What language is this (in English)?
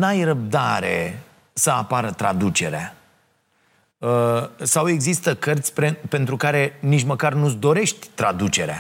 Romanian